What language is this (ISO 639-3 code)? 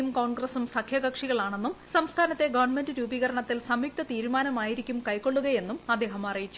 mal